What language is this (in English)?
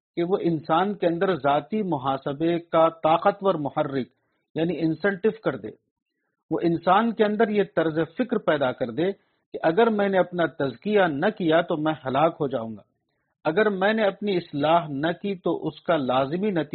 Urdu